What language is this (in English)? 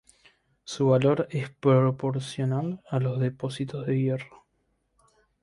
Spanish